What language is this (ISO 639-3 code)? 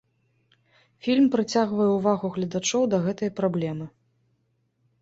bel